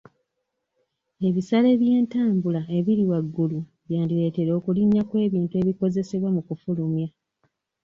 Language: Ganda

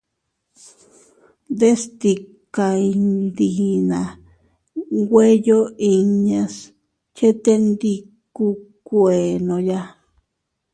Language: Teutila Cuicatec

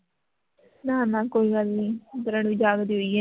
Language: Punjabi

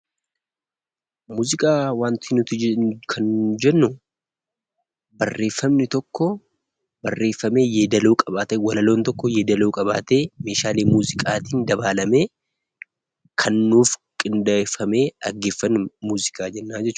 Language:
Oromo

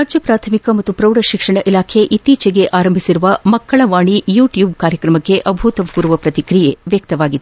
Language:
Kannada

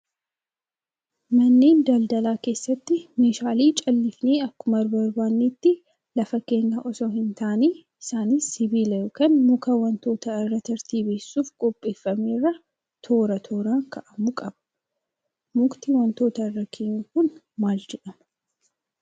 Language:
Oromo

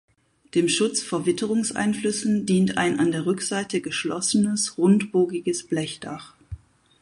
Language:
German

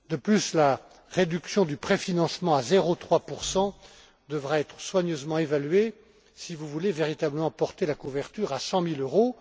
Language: French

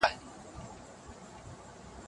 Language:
Pashto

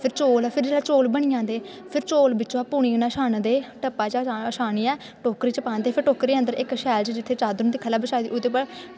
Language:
Dogri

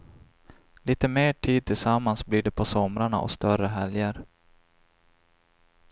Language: Swedish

